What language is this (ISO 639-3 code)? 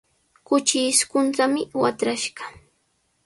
qws